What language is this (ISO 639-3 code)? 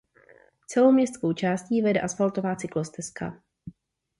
ces